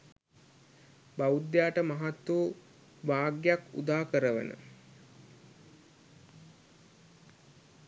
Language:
Sinhala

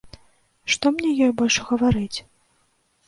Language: Belarusian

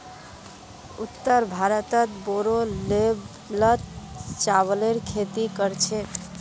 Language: Magahi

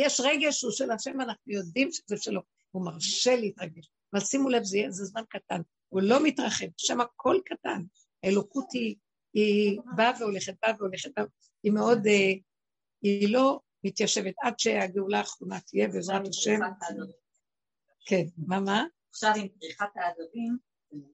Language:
Hebrew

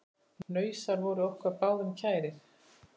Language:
Icelandic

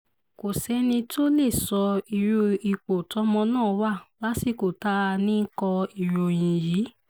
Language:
Yoruba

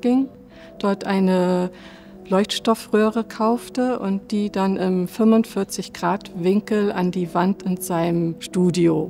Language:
German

